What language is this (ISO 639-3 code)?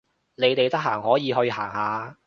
yue